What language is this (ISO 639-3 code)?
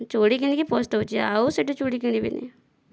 ori